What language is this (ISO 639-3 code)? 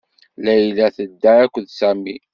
kab